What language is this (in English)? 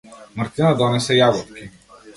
Macedonian